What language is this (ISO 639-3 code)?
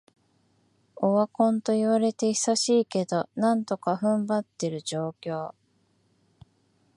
jpn